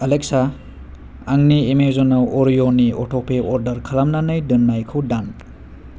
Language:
Bodo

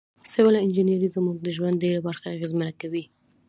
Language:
Pashto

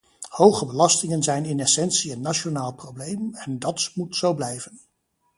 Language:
Dutch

